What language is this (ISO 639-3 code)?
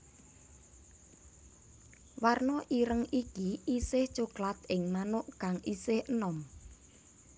jav